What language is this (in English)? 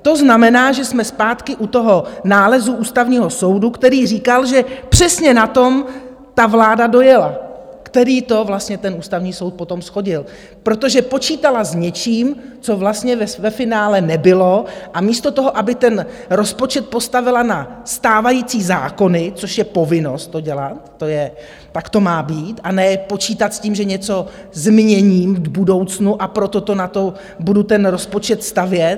Czech